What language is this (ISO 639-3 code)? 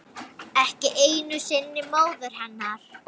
isl